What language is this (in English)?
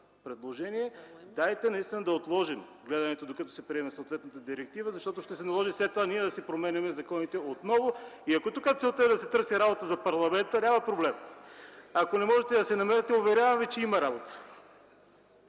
Bulgarian